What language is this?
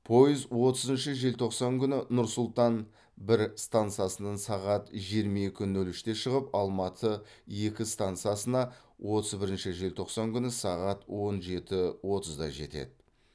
Kazakh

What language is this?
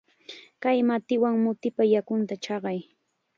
Chiquián Ancash Quechua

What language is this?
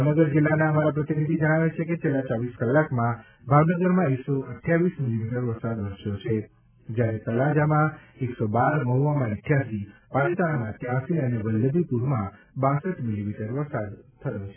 Gujarati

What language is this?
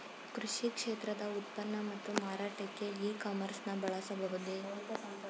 Kannada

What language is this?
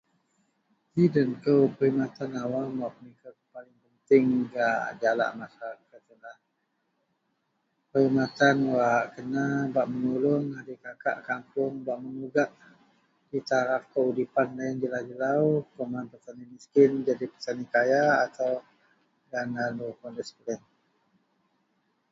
Central Melanau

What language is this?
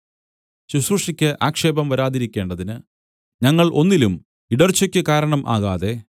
Malayalam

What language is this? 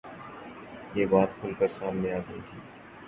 Urdu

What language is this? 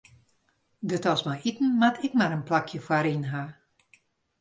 Western Frisian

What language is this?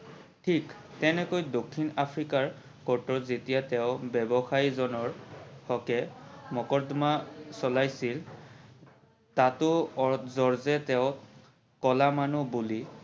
Assamese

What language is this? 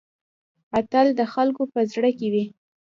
Pashto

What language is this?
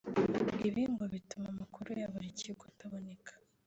Kinyarwanda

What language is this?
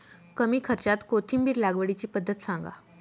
Marathi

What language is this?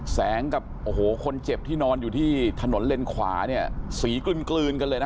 Thai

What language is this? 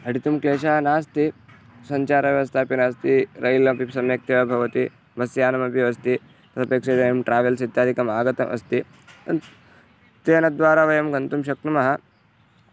Sanskrit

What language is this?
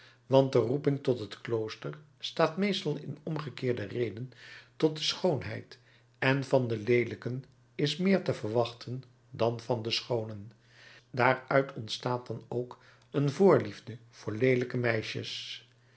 Dutch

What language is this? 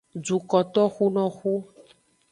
Aja (Benin)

